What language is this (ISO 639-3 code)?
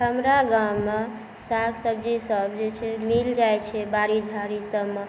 mai